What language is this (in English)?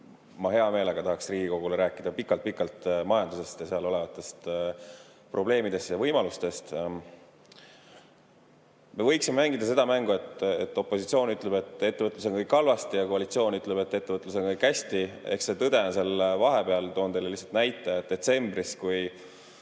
Estonian